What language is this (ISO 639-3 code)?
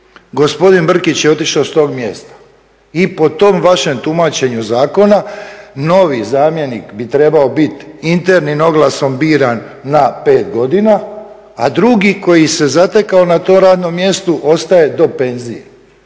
hrv